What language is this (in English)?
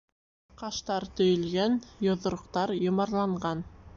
Bashkir